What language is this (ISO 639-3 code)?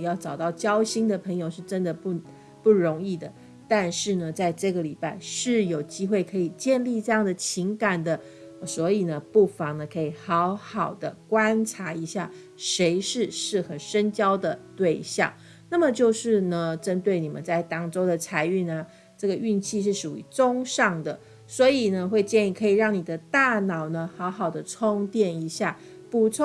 zho